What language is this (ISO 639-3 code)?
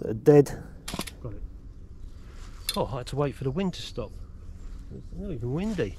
eng